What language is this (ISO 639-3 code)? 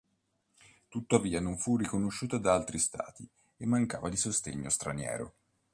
ita